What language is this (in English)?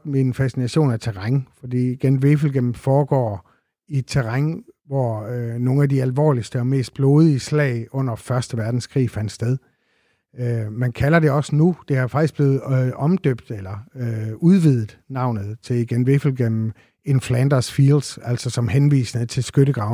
Danish